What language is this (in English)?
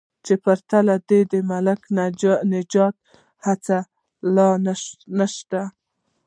Pashto